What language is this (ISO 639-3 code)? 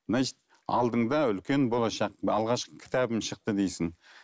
kaz